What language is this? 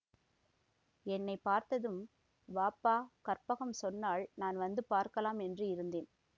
Tamil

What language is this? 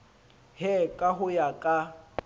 Southern Sotho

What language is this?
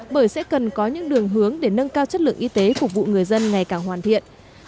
Vietnamese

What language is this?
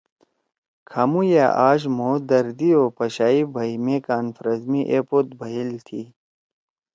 Torwali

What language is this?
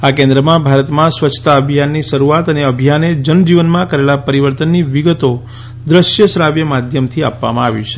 Gujarati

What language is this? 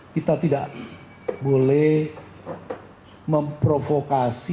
Indonesian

